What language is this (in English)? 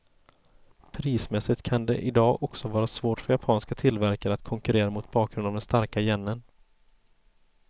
Swedish